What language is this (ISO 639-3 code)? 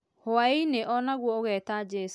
kik